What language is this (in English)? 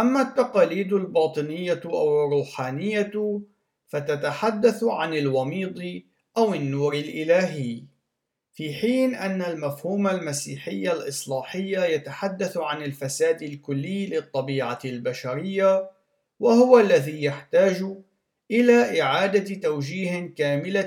Arabic